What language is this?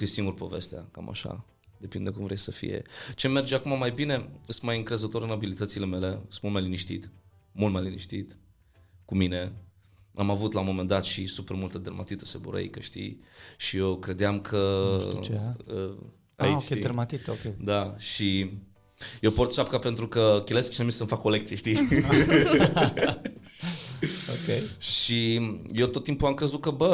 Romanian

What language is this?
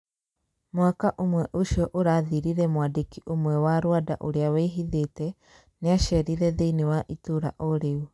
Kikuyu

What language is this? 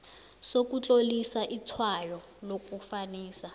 South Ndebele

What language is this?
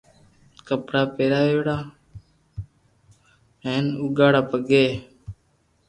Loarki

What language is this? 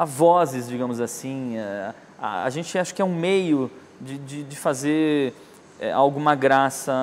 Portuguese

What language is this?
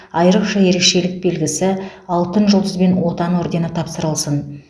Kazakh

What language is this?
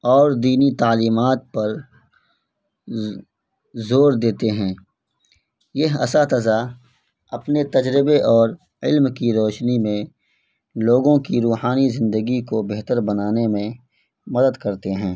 Urdu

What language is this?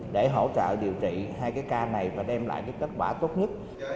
Vietnamese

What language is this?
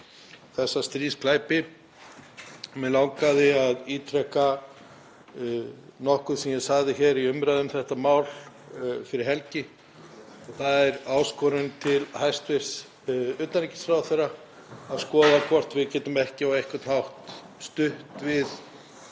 Icelandic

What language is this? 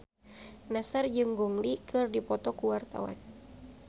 Sundanese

